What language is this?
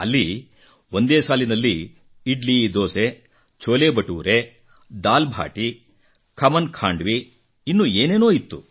Kannada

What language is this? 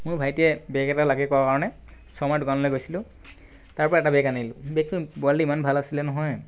Assamese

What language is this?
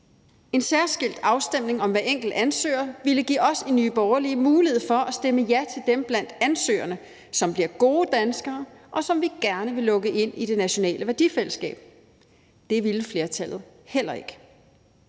Danish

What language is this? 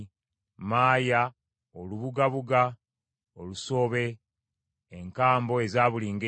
Ganda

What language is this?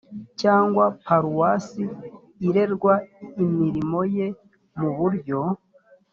Kinyarwanda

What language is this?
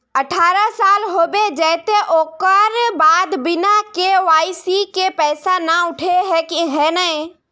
Magahi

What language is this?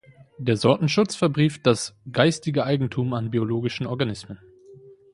German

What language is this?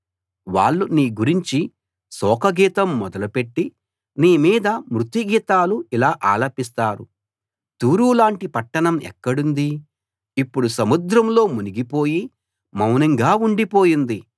Telugu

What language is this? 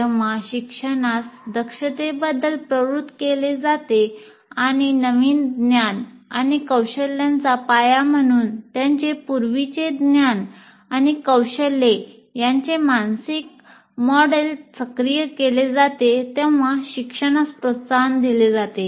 Marathi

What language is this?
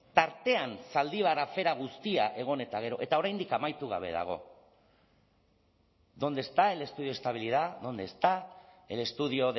Basque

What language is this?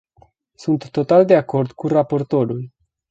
Romanian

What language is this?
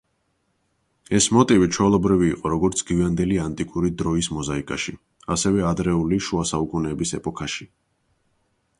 Georgian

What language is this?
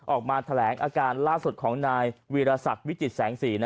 Thai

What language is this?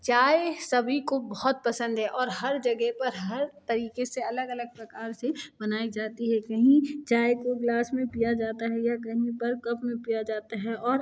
Hindi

